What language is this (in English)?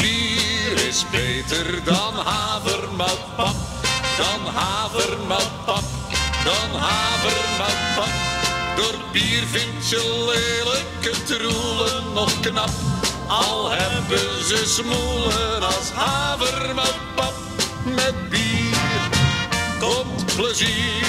Dutch